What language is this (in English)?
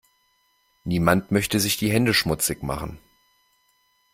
German